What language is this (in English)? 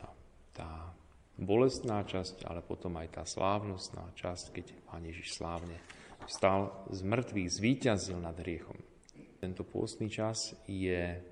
Slovak